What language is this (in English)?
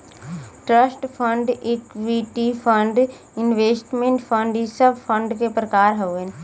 Bhojpuri